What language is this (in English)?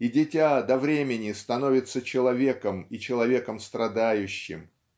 Russian